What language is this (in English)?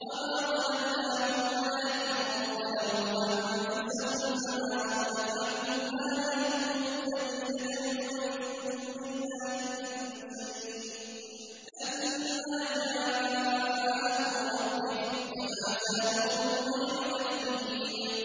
Arabic